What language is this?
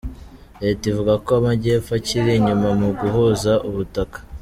Kinyarwanda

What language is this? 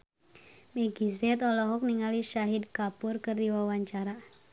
Sundanese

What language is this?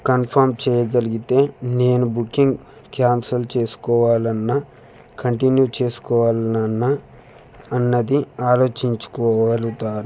Telugu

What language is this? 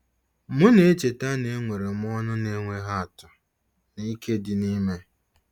Igbo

